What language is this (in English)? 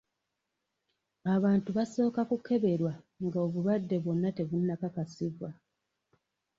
Ganda